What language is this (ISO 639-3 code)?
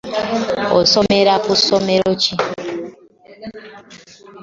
lug